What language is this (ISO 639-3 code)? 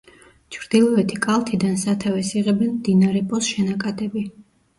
kat